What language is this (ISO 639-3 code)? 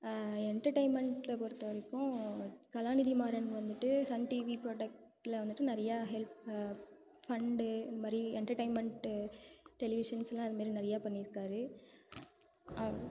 tam